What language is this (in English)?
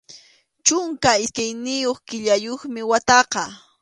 Arequipa-La Unión Quechua